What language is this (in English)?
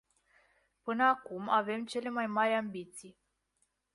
Romanian